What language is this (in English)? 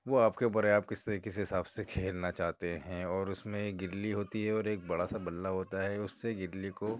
Urdu